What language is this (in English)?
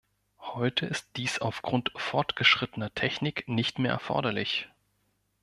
German